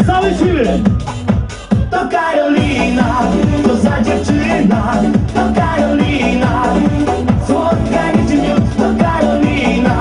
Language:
Polish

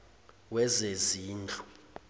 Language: Zulu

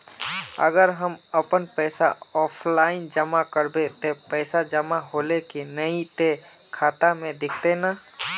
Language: Magahi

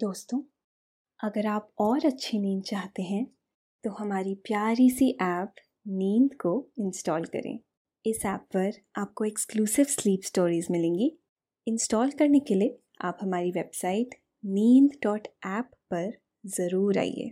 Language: Hindi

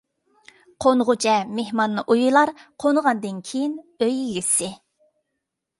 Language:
Uyghur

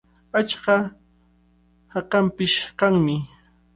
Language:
Cajatambo North Lima Quechua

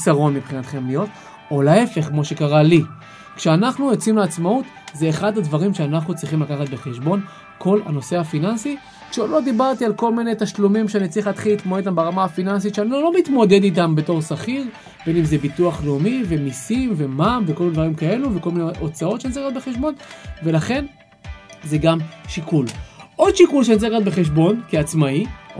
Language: Hebrew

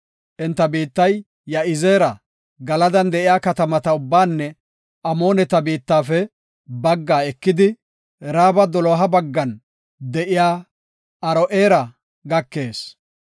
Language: Gofa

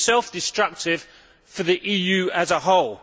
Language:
English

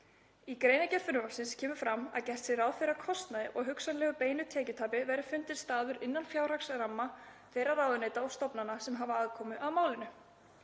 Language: Icelandic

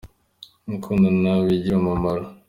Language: Kinyarwanda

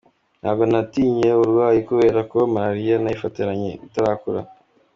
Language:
Kinyarwanda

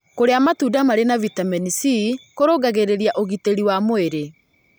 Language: Kikuyu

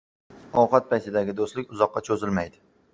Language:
Uzbek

